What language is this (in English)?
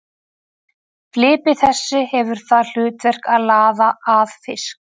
Icelandic